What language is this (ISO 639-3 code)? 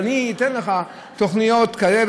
heb